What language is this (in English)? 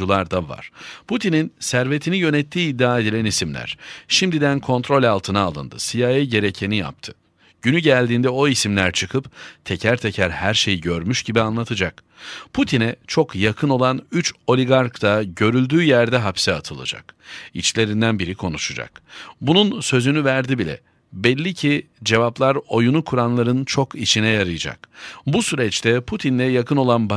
Turkish